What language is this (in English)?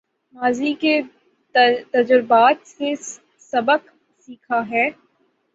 Urdu